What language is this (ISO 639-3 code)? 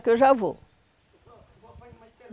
por